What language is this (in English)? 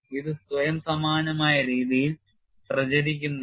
Malayalam